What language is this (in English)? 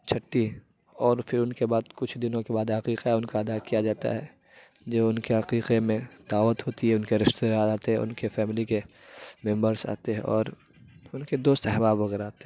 Urdu